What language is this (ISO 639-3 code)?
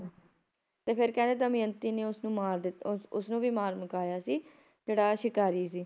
pan